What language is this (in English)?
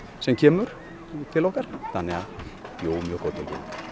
Icelandic